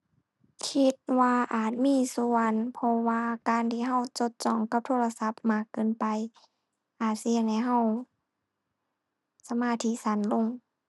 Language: Thai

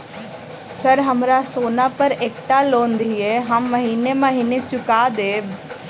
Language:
Maithili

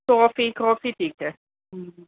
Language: Punjabi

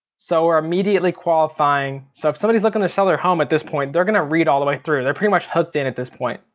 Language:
English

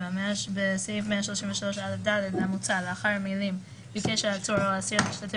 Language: Hebrew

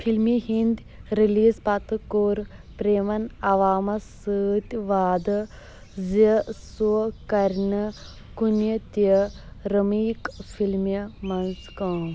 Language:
Kashmiri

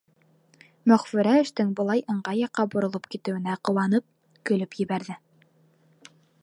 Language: Bashkir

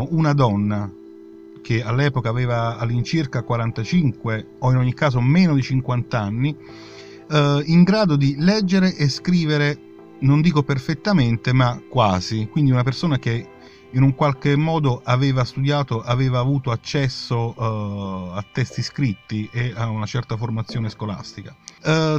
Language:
Italian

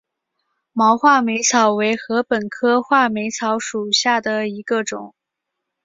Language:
Chinese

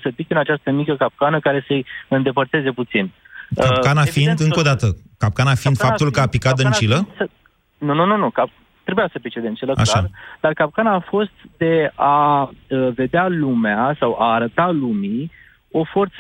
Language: Romanian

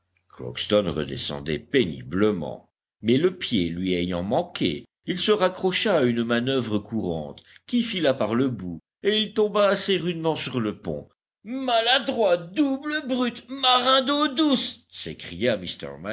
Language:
French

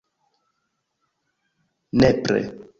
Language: Esperanto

